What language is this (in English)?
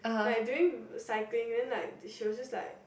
English